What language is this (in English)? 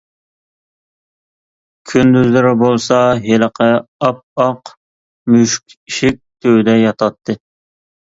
Uyghur